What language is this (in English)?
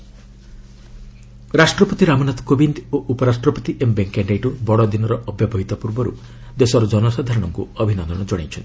Odia